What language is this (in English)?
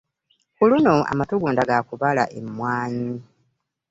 Ganda